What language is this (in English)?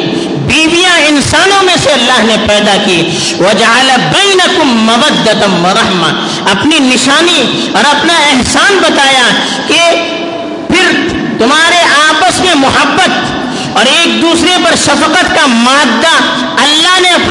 Urdu